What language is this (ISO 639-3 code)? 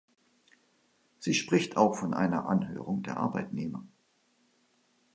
deu